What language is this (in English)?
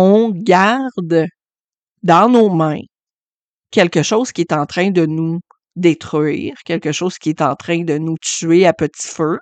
French